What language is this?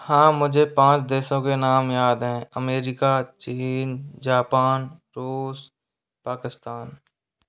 Hindi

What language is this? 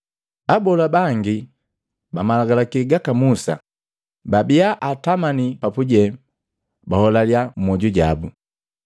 Matengo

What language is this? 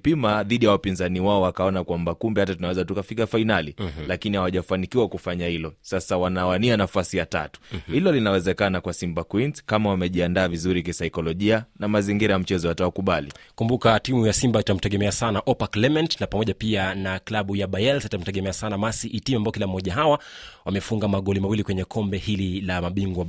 Swahili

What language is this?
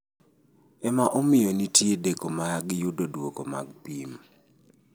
Luo (Kenya and Tanzania)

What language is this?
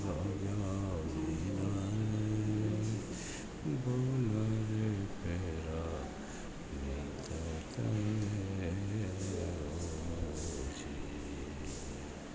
Gujarati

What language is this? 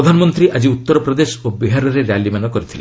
Odia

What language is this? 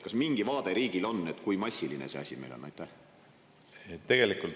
Estonian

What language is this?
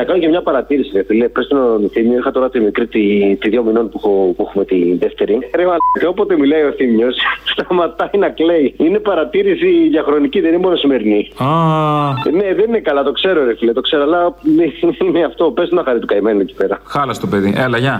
Greek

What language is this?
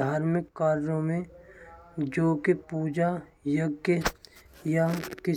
Braj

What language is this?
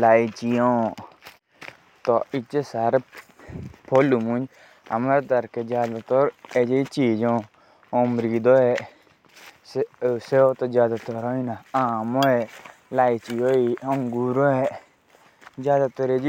Jaunsari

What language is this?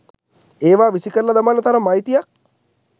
Sinhala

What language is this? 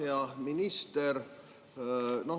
Estonian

